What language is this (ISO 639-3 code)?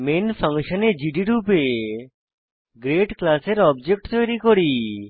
ben